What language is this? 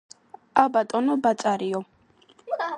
Georgian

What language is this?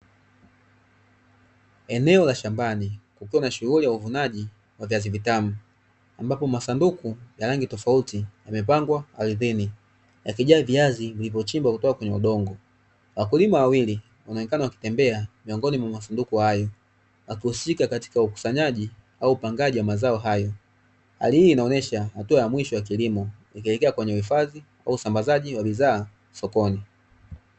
Swahili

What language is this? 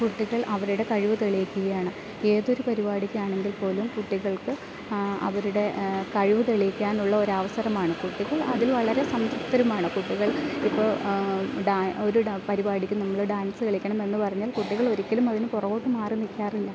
Malayalam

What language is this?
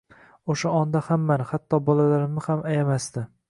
Uzbek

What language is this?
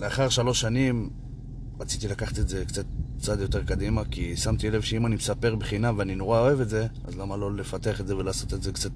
Hebrew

